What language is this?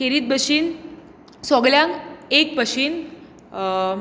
Konkani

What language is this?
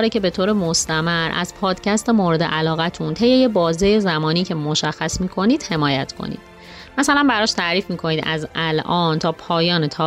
Persian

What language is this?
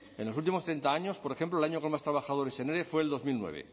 Spanish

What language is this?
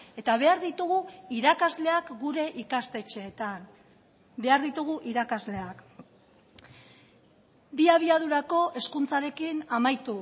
Basque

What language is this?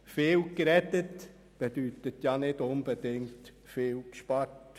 Swiss German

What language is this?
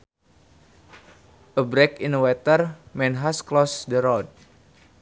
Sundanese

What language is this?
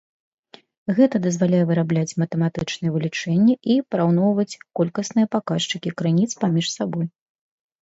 Belarusian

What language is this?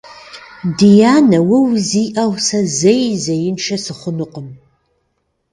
Kabardian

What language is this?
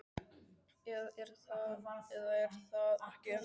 Icelandic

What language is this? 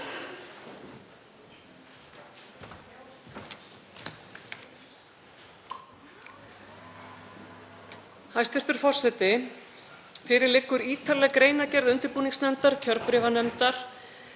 Icelandic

